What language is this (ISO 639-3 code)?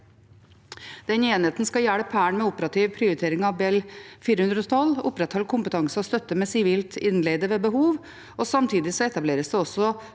nor